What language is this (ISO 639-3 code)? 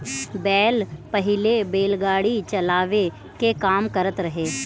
bho